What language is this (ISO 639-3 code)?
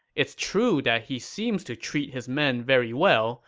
eng